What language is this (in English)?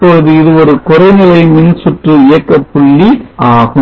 Tamil